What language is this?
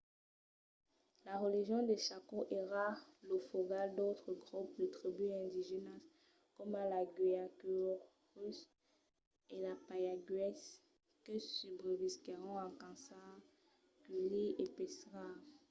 Occitan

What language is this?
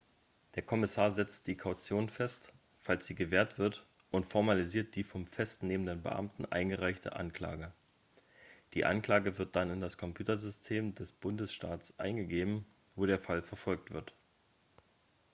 German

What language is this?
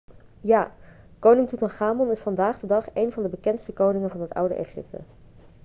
Dutch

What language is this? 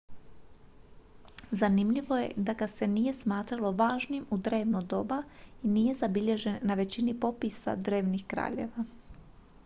Croatian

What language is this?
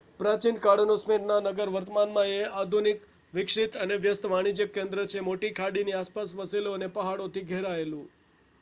Gujarati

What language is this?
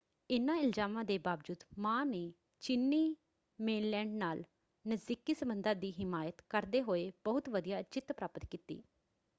Punjabi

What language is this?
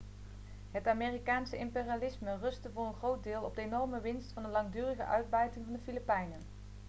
Dutch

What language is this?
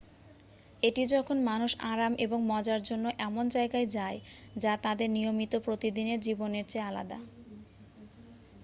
Bangla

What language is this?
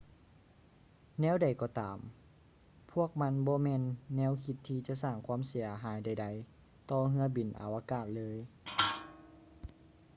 Lao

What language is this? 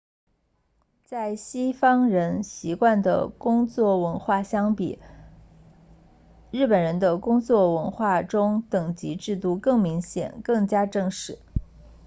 Chinese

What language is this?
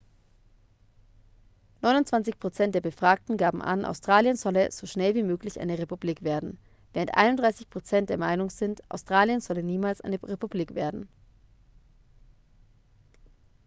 German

